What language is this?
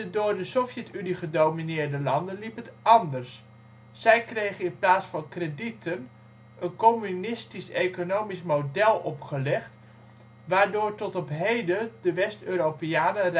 Dutch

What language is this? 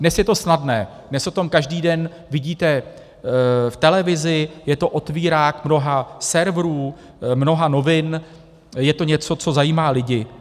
Czech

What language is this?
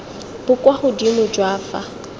Tswana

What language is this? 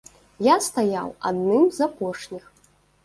Belarusian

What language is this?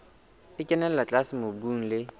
Southern Sotho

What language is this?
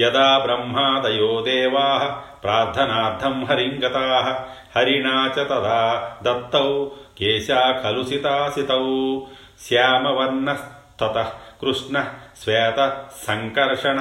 Telugu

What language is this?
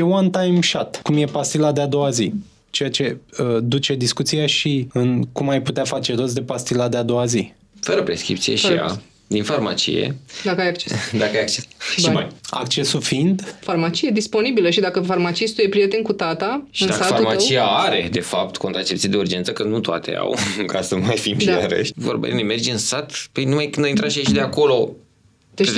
Romanian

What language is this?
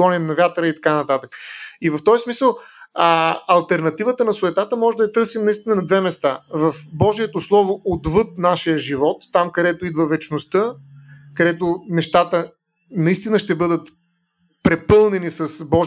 Bulgarian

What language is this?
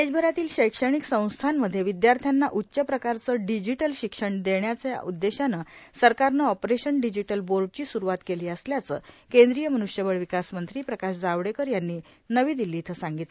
Marathi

